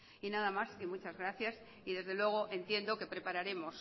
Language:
Spanish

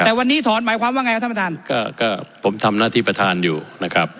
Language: Thai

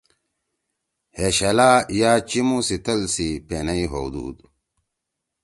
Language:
Torwali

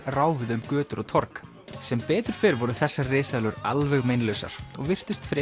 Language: Icelandic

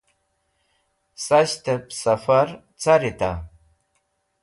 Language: Wakhi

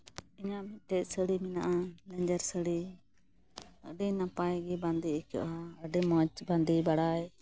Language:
Santali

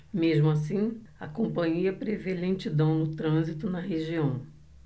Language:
Portuguese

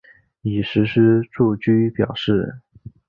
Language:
Chinese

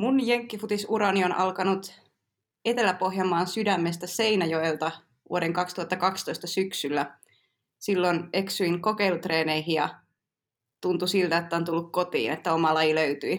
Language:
Finnish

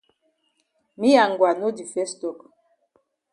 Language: Cameroon Pidgin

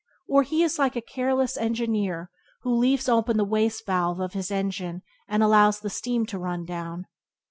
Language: English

